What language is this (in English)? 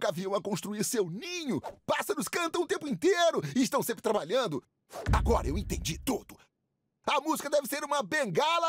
Portuguese